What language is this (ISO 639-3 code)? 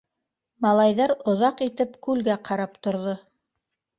bak